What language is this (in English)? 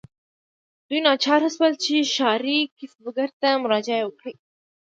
Pashto